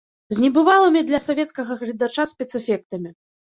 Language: Belarusian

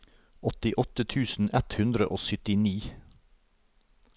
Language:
Norwegian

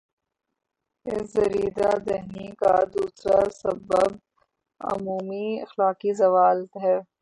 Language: Urdu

